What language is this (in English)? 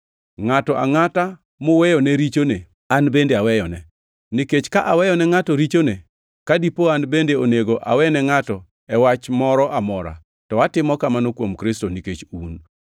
Luo (Kenya and Tanzania)